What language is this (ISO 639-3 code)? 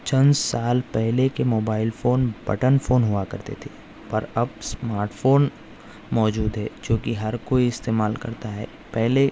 urd